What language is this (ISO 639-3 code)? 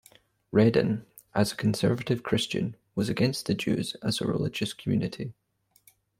eng